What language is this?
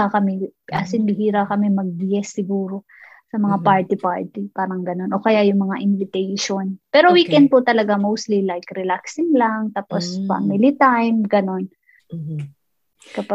Filipino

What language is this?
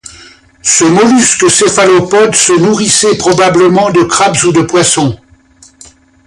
French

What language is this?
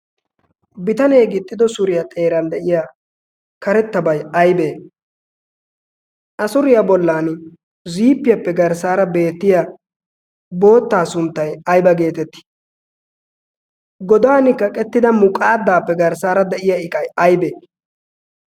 Wolaytta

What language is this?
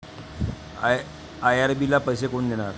Marathi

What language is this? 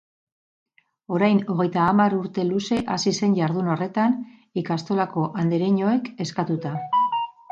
Basque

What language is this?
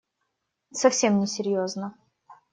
Russian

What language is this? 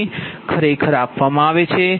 Gujarati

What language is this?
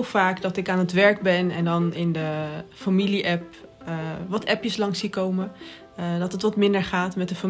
Dutch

